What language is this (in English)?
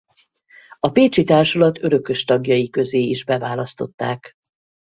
Hungarian